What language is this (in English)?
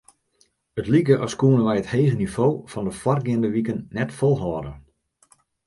Western Frisian